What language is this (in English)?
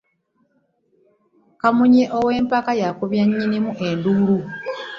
Ganda